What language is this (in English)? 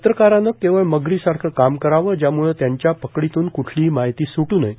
Marathi